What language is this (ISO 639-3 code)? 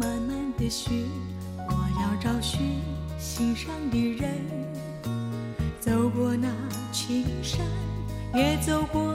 zho